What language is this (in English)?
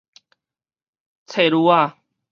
Min Nan Chinese